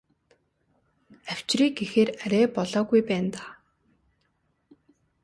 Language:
Mongolian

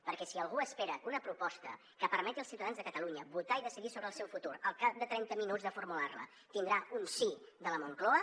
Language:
Catalan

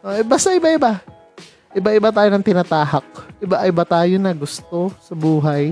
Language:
Filipino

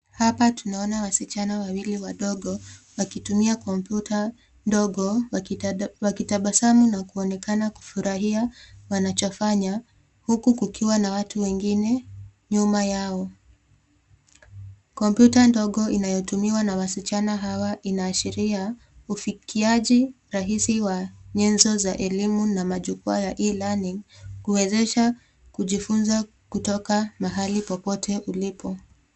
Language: Swahili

